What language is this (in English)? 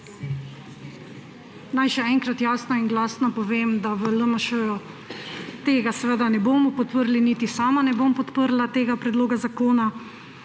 Slovenian